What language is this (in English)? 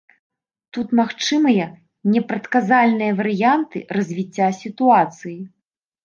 Belarusian